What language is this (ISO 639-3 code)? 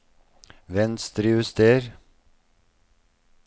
nor